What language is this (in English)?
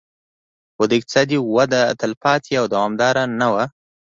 Pashto